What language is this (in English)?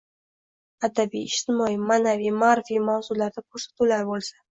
Uzbek